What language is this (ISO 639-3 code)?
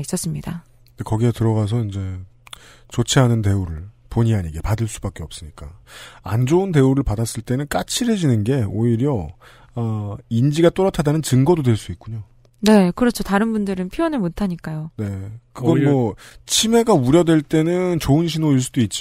kor